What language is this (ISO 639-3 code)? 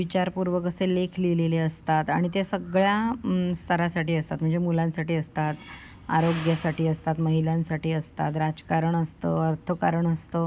mar